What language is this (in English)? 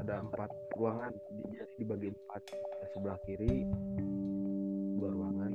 Indonesian